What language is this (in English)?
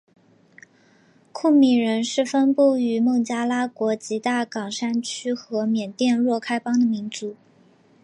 Chinese